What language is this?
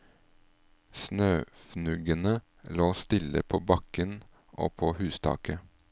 Norwegian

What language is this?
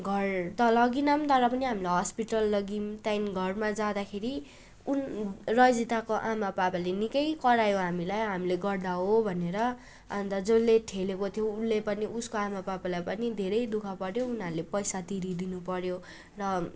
Nepali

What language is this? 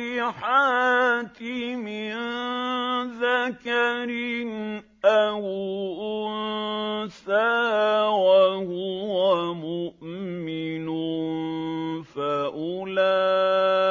Arabic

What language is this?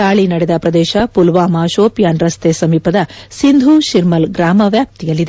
Kannada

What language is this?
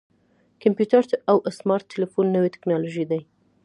Pashto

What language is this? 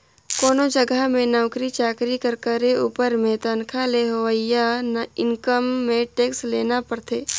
Chhattisgarhi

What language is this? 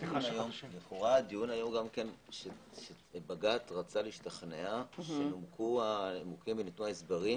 Hebrew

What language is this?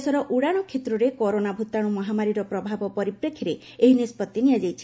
Odia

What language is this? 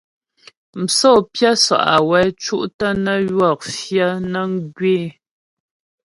Ghomala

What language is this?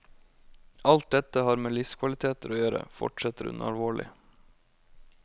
Norwegian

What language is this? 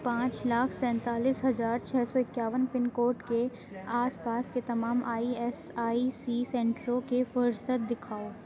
Urdu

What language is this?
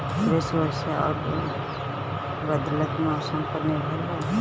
Bhojpuri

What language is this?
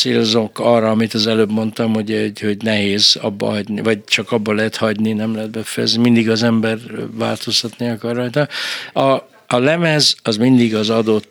Hungarian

